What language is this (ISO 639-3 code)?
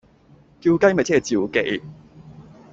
yue